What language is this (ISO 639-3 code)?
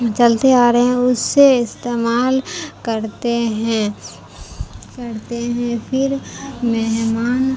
urd